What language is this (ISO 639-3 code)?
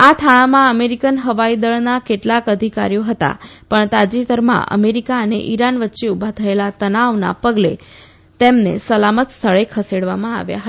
guj